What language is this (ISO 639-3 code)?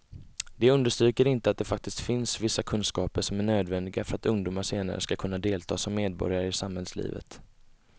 swe